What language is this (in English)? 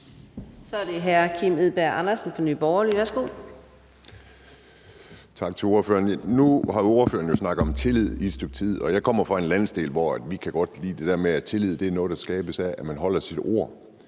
Danish